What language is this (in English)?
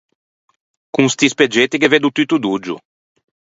Ligurian